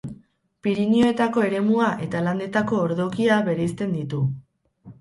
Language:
Basque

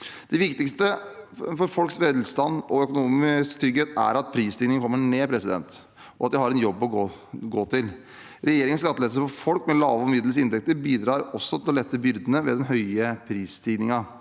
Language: Norwegian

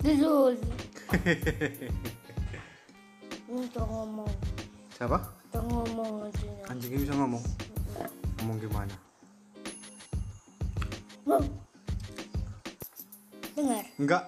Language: Indonesian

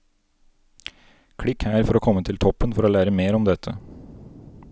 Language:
Norwegian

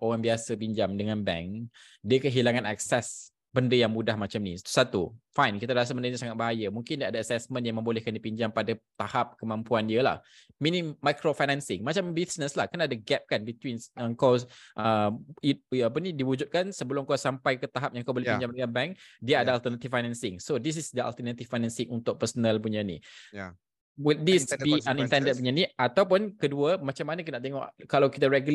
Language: Malay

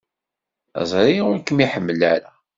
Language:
Kabyle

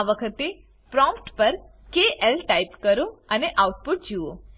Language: Gujarati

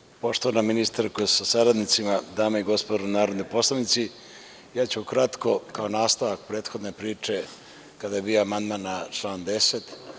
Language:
Serbian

